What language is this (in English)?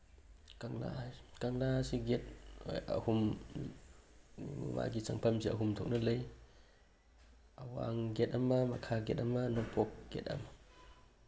Manipuri